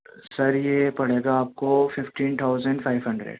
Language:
Urdu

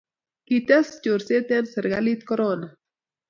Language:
Kalenjin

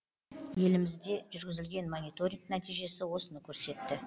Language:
Kazakh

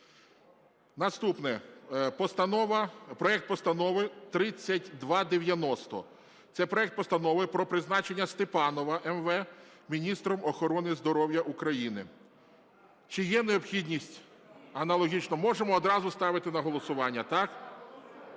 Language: Ukrainian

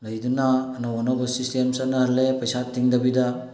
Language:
Manipuri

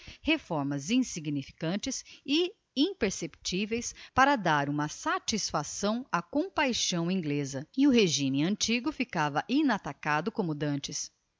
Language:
Portuguese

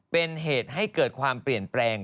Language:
Thai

